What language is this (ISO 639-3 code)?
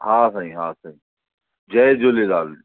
snd